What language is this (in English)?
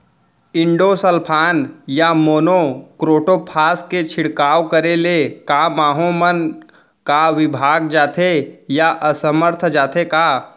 Chhattisgarhi